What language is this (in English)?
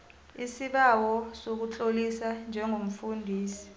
South Ndebele